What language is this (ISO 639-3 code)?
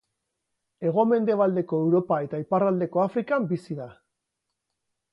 eus